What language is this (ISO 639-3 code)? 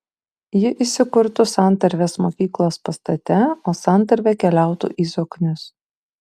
lit